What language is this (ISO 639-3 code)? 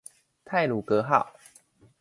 zho